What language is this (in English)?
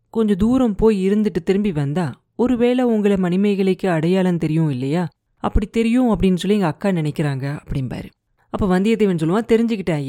Tamil